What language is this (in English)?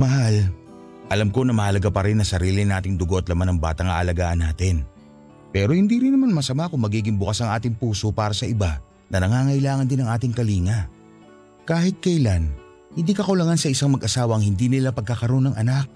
Filipino